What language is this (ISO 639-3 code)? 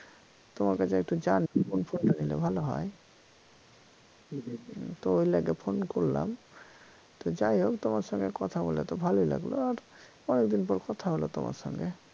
ben